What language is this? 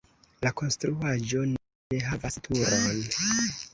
Esperanto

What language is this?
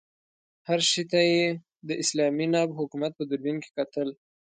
Pashto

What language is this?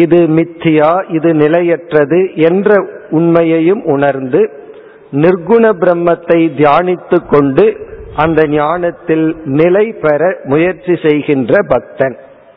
Tamil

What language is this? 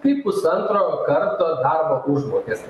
Lithuanian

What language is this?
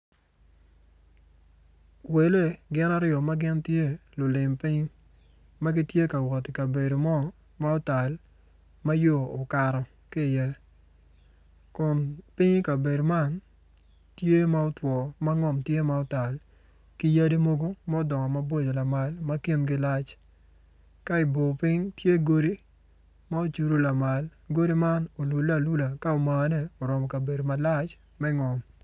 Acoli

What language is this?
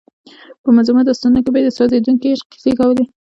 Pashto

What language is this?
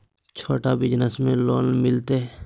Magahi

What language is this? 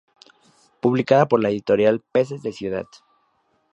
Spanish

